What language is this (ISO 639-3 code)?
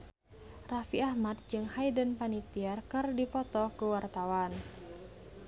sun